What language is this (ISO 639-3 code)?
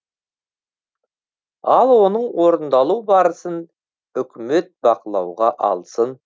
kaz